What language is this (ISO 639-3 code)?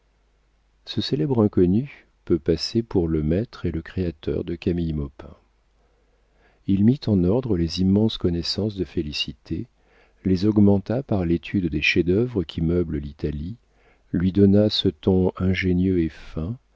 fra